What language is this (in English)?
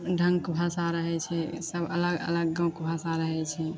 Maithili